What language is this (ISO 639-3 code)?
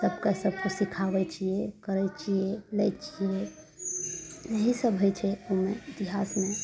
mai